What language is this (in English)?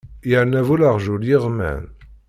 Kabyle